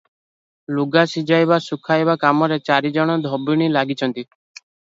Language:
Odia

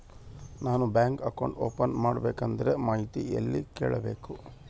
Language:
Kannada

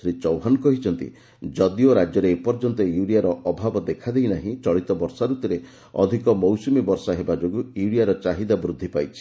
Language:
Odia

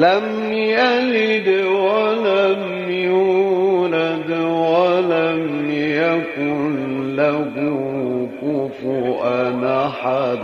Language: Arabic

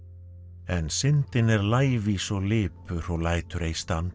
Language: Icelandic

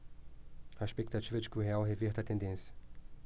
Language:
Portuguese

